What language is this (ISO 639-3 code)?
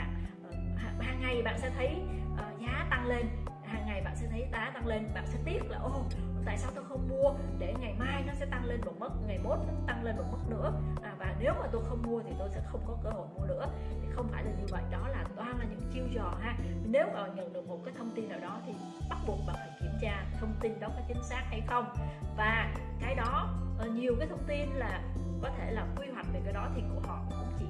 vie